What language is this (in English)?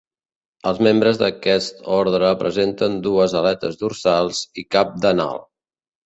Catalan